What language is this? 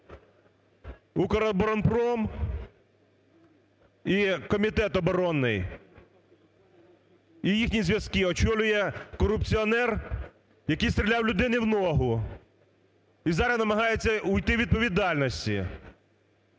Ukrainian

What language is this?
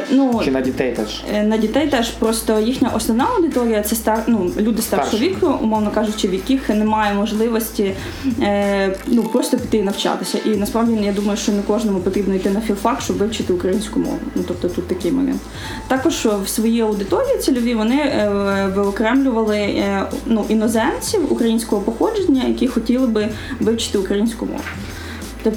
Ukrainian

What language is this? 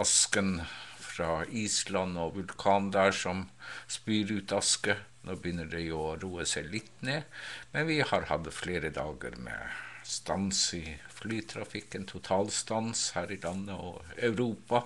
Norwegian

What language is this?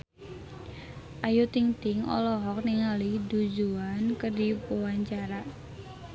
Sundanese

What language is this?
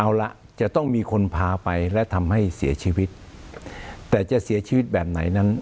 Thai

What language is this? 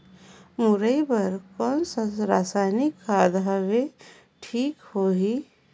Chhattisgarhi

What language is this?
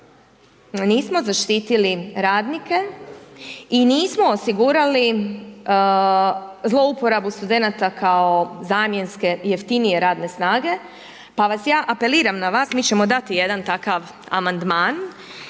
Croatian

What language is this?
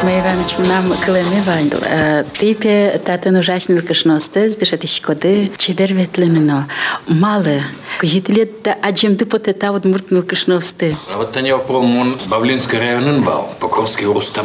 Russian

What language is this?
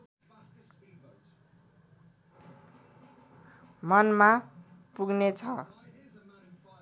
Nepali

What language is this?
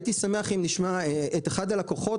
Hebrew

